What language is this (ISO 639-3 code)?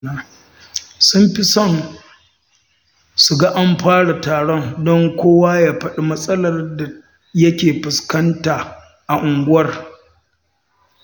hau